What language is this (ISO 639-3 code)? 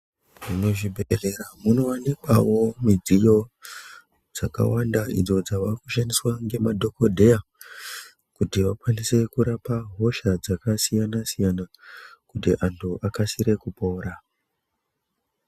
ndc